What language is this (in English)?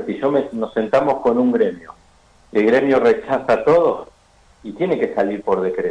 Spanish